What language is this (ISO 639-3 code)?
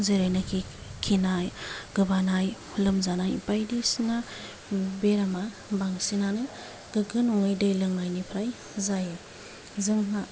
brx